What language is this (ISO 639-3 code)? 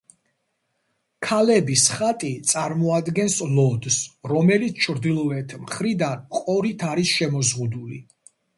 kat